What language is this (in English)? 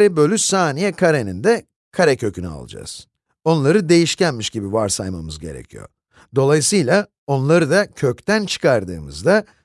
Turkish